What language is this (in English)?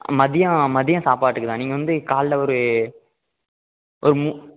Tamil